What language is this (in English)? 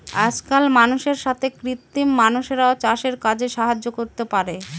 Bangla